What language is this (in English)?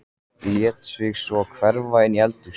Icelandic